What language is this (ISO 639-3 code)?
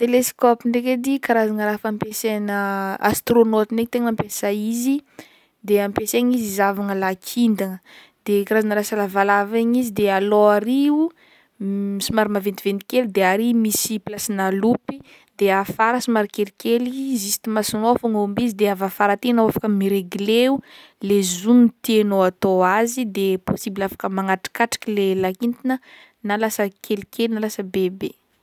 bmm